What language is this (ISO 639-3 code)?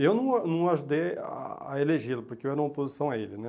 por